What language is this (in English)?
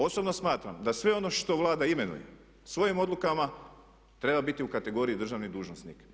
Croatian